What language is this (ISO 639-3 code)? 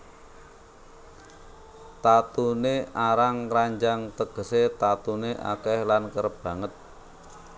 jav